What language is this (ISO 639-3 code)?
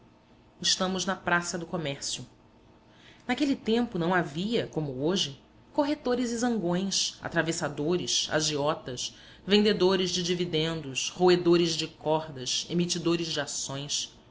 por